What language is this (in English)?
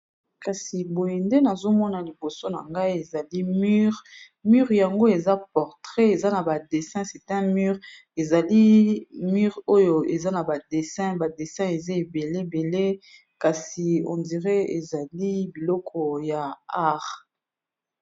Lingala